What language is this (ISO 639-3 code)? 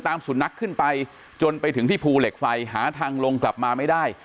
tha